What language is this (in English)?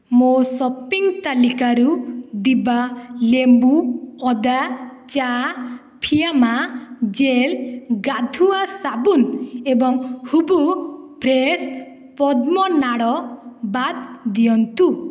Odia